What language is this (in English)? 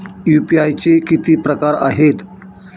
Marathi